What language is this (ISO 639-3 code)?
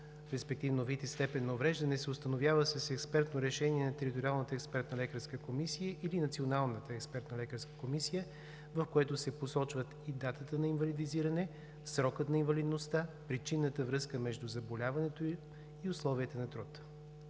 bul